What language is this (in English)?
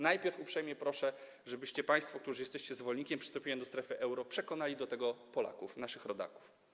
Polish